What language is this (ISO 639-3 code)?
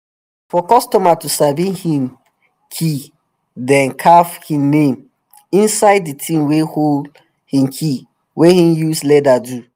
pcm